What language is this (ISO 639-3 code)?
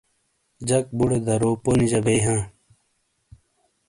scl